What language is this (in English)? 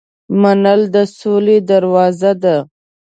Pashto